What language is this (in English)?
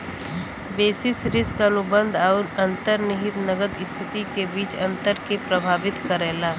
Bhojpuri